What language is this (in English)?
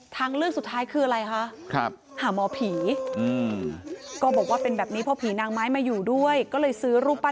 Thai